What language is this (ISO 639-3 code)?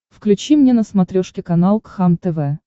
rus